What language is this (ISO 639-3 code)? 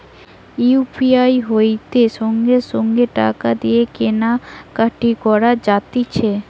ben